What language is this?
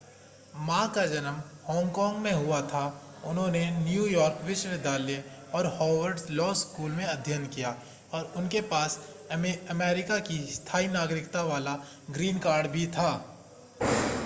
Hindi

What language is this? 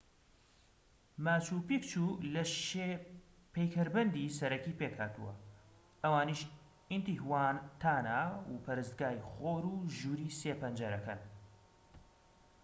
Central Kurdish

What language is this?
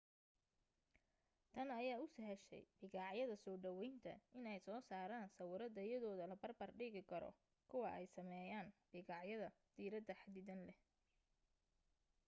Somali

